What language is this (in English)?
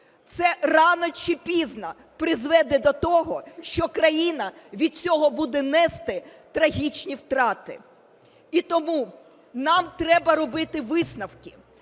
Ukrainian